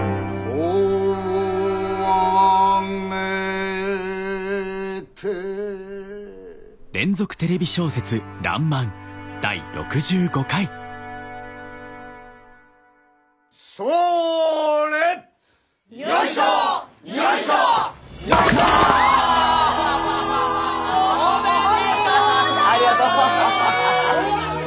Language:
Japanese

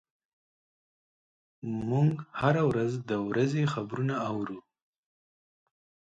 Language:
Pashto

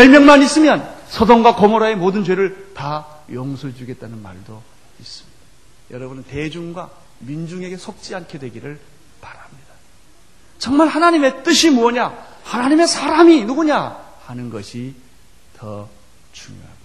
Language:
Korean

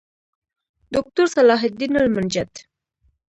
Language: Pashto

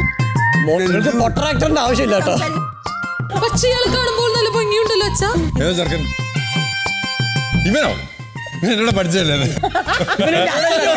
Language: Malayalam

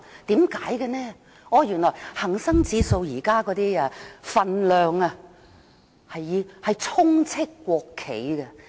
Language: Cantonese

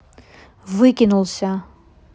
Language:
Russian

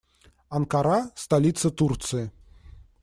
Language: Russian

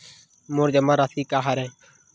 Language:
Chhattisgarhi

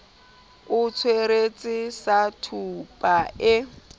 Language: Southern Sotho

